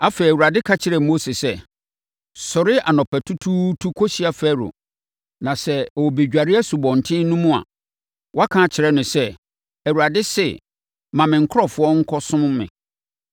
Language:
Akan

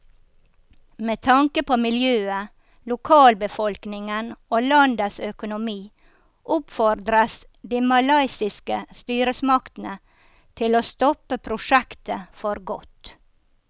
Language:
Norwegian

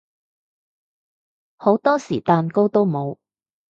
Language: Cantonese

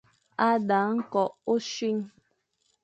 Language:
Fang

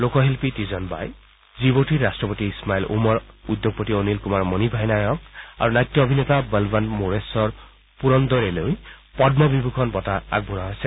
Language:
Assamese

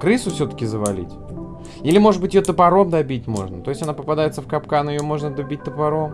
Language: Russian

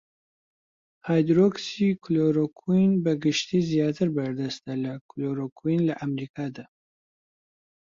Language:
Central Kurdish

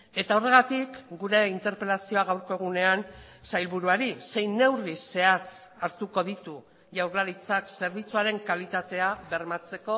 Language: Basque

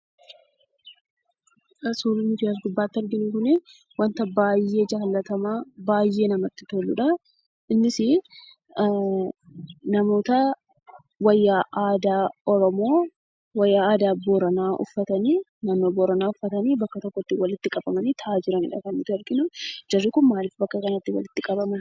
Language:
Oromo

